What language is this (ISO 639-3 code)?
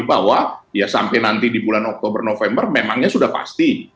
ind